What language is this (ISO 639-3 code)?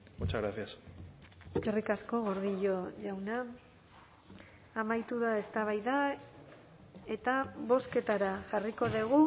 eus